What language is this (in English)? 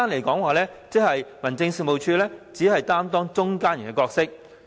Cantonese